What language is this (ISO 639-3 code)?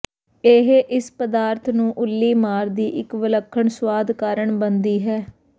pan